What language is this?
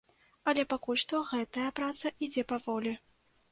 Belarusian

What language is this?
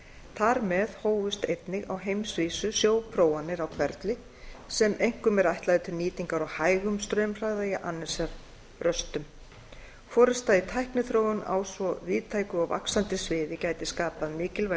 Icelandic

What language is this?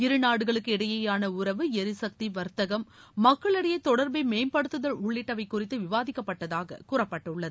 Tamil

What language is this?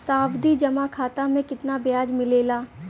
Bhojpuri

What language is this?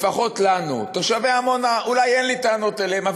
Hebrew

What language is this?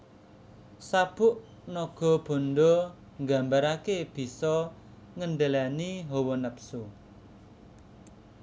Javanese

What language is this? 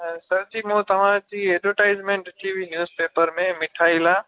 Sindhi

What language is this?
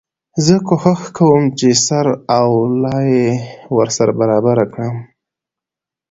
Pashto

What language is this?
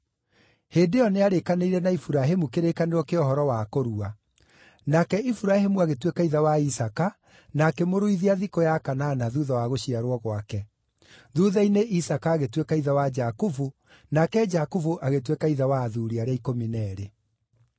Kikuyu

